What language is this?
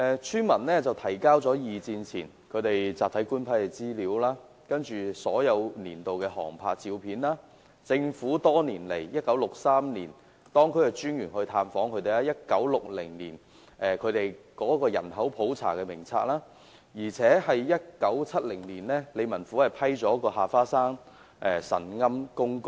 Cantonese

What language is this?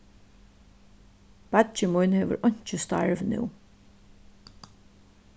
Faroese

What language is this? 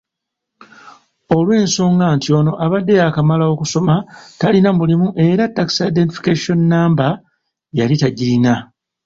Ganda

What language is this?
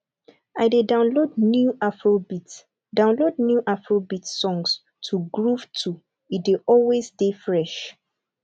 Nigerian Pidgin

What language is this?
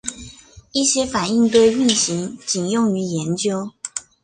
Chinese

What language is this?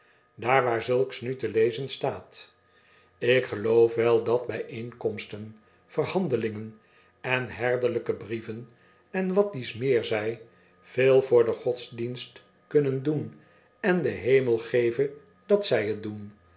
Dutch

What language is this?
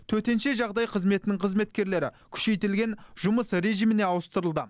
Kazakh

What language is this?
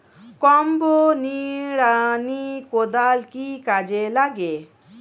Bangla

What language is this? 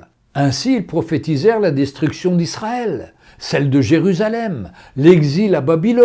French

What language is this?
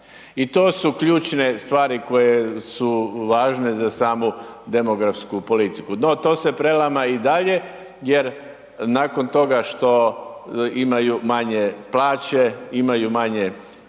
Croatian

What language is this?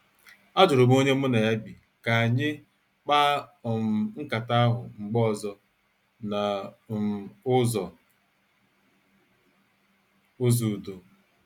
Igbo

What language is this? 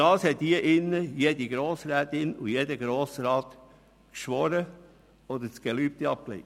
Swiss German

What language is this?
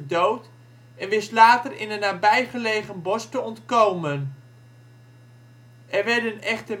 Dutch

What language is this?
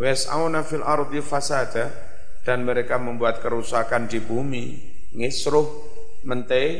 Indonesian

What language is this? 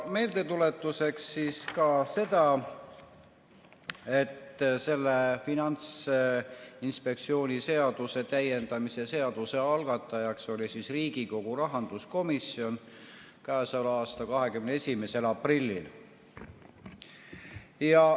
Estonian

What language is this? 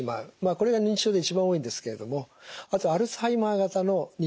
Japanese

